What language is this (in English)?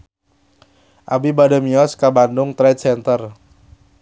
Sundanese